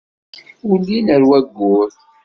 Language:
Kabyle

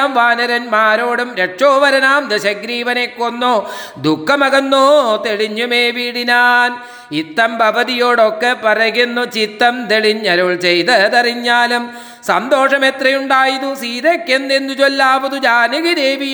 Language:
Malayalam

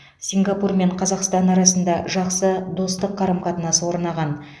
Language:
Kazakh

